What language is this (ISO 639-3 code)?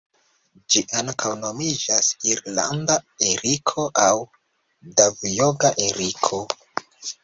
epo